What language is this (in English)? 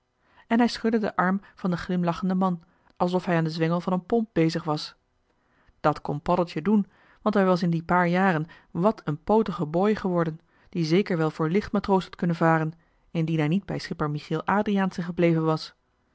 Dutch